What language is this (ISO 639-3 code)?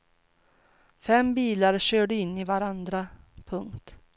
swe